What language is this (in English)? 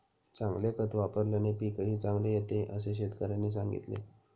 Marathi